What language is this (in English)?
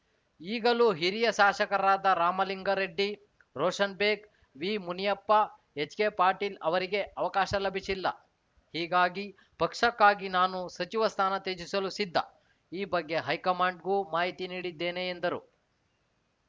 Kannada